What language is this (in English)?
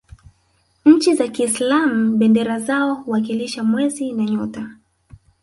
Swahili